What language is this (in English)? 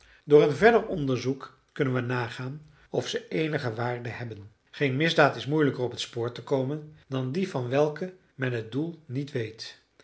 Dutch